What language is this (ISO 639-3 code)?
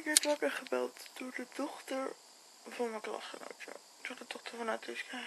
nld